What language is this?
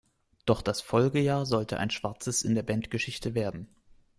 German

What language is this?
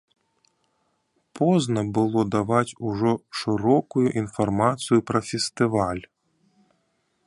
Belarusian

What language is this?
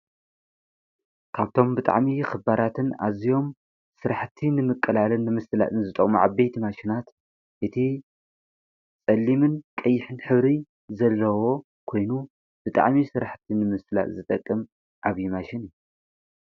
Tigrinya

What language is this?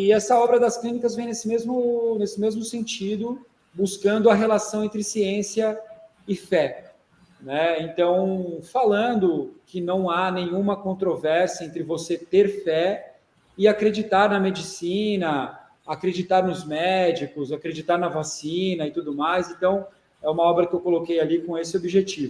Portuguese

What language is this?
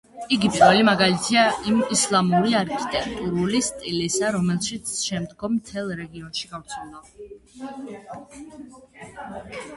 Georgian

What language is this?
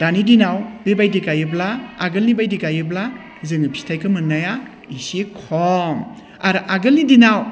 Bodo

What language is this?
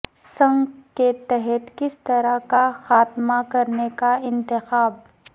Urdu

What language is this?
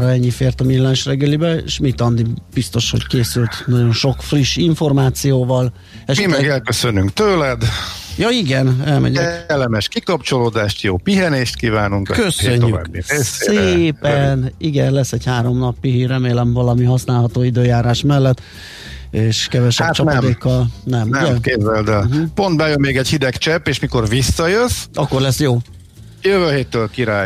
Hungarian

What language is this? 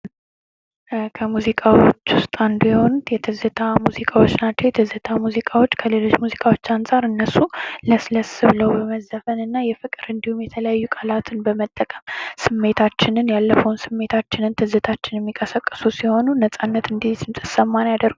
Amharic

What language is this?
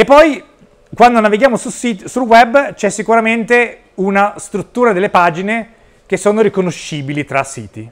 Italian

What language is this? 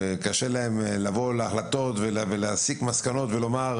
Hebrew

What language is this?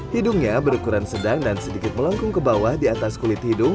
Indonesian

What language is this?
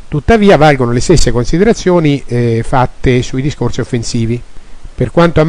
Italian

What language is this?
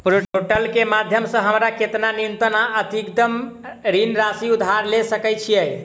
Maithili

